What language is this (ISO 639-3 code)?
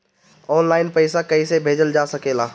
bho